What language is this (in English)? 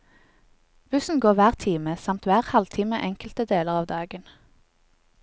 Norwegian